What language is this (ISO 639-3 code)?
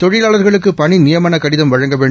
tam